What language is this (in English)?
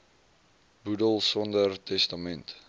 Afrikaans